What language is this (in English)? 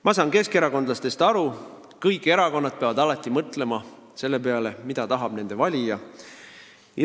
Estonian